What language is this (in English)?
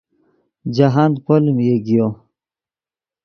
Yidgha